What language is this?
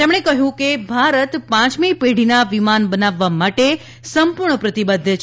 Gujarati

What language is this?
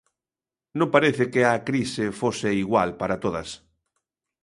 Galician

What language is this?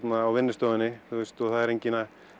Icelandic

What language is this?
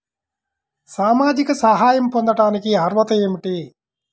Telugu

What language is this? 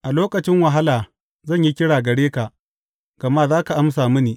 Hausa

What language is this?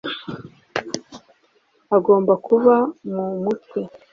Kinyarwanda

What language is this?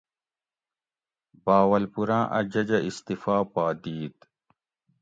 Gawri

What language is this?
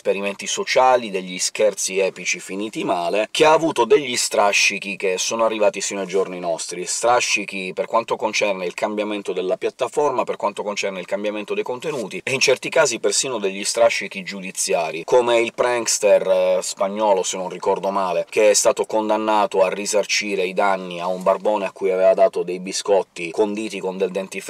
Italian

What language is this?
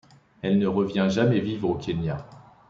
French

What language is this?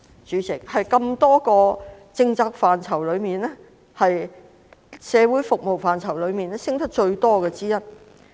Cantonese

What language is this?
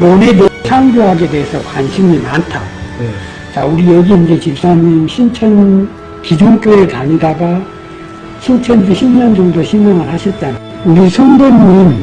Korean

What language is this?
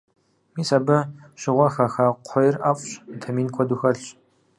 Kabardian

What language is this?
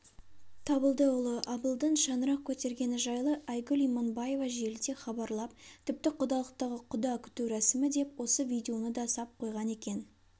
Kazakh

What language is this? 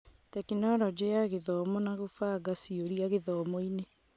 Kikuyu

